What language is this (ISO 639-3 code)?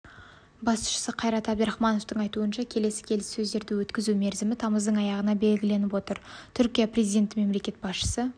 kaz